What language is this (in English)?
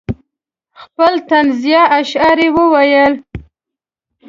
Pashto